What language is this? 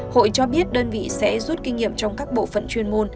Vietnamese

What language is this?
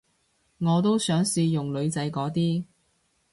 Cantonese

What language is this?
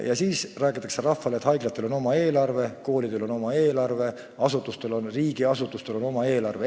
Estonian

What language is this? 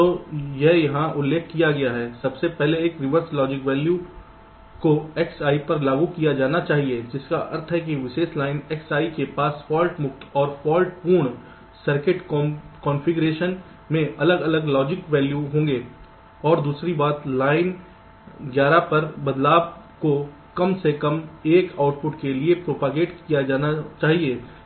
Hindi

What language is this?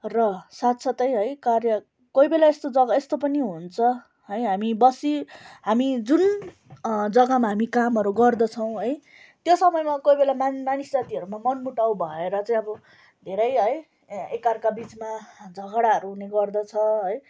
Nepali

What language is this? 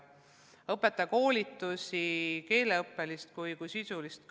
Estonian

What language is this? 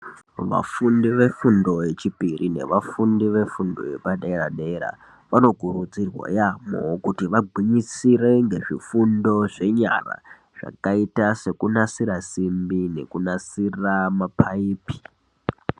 Ndau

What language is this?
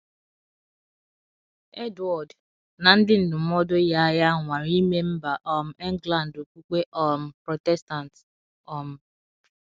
Igbo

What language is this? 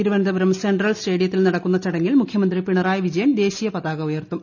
Malayalam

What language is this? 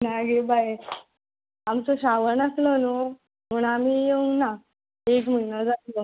Konkani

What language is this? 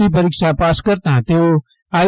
Gujarati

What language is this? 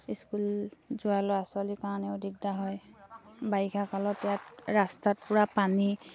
Assamese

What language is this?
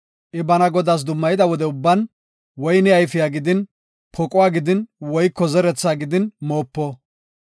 Gofa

